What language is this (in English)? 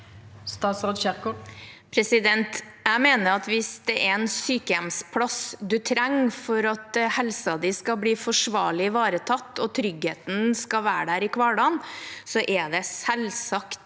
Norwegian